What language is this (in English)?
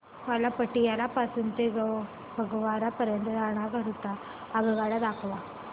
Marathi